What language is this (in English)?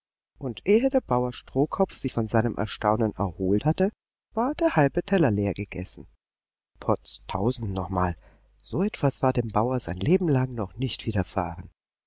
German